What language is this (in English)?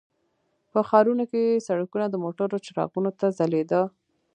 Pashto